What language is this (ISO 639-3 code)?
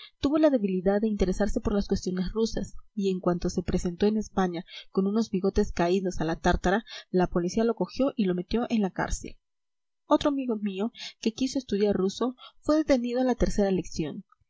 spa